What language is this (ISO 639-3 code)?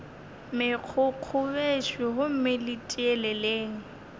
nso